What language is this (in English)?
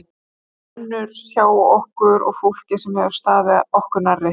Icelandic